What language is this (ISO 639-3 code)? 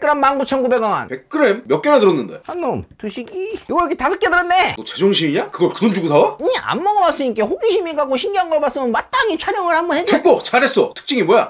kor